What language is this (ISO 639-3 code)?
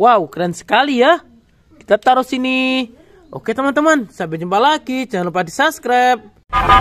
ind